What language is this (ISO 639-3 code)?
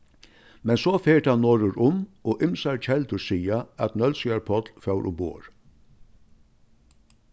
fao